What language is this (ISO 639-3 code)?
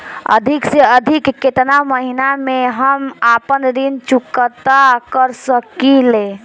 bho